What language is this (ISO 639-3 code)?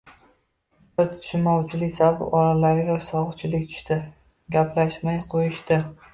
uzb